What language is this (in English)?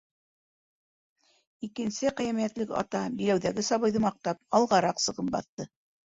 Bashkir